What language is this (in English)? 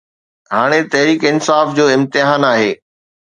Sindhi